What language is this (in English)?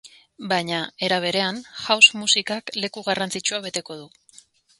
Basque